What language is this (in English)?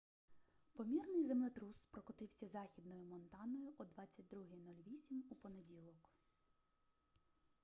Ukrainian